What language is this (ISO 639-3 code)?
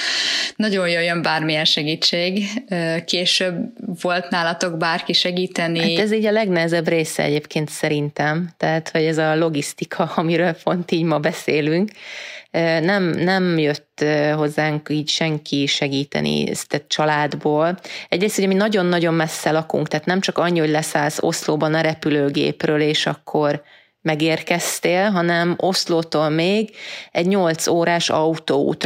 hun